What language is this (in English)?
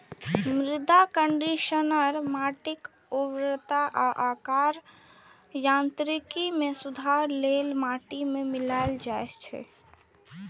Maithili